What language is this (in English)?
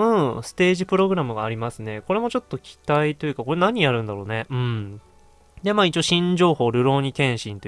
Japanese